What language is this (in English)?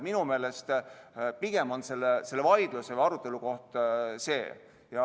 Estonian